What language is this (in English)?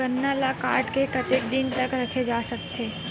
Chhattisgarhi